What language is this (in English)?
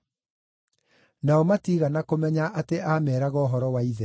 Kikuyu